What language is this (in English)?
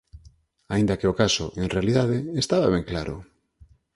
Galician